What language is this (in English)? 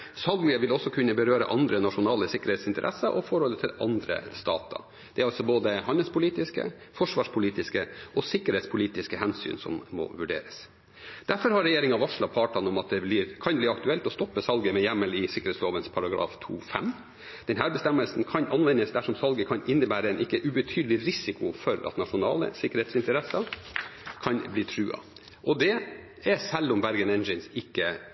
Norwegian Bokmål